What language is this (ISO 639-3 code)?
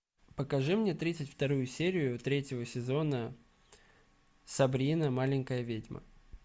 rus